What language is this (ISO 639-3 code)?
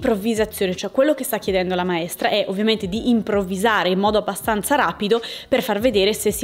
ita